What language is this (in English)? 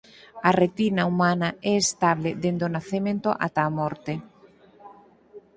Galician